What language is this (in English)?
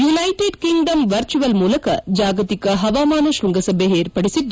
Kannada